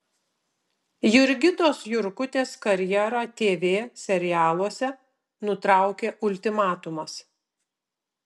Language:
Lithuanian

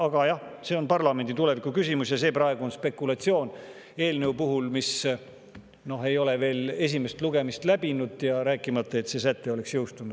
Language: Estonian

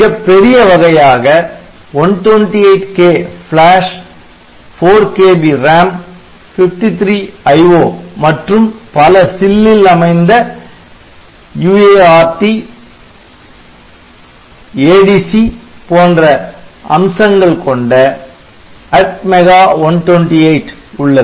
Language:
Tamil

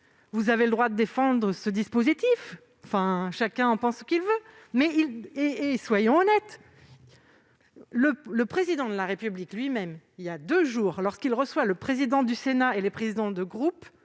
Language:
French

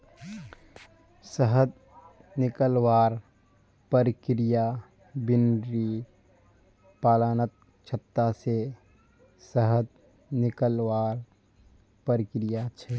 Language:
Magahi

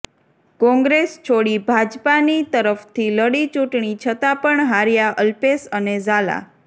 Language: Gujarati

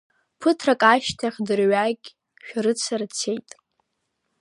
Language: Abkhazian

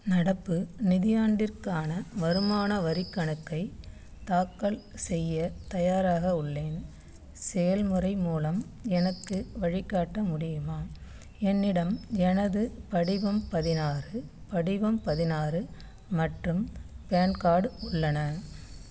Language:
Tamil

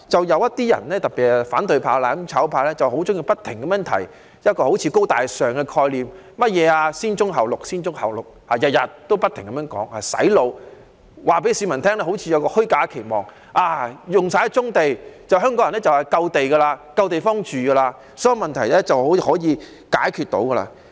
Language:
Cantonese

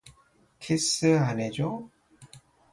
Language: Korean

